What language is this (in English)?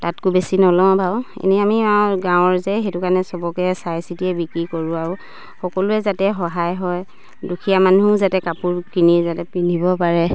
Assamese